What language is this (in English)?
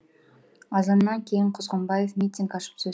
Kazakh